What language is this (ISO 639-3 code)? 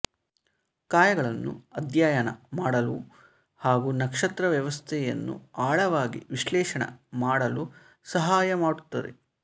kan